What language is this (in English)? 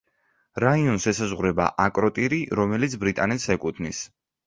Georgian